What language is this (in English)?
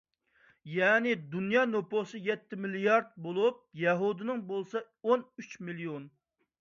Uyghur